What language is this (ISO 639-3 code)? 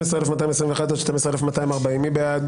heb